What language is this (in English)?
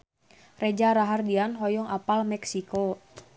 Sundanese